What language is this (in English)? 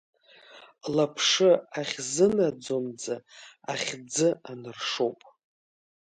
Abkhazian